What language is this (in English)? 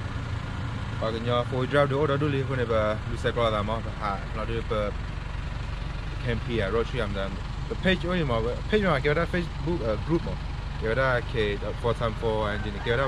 Thai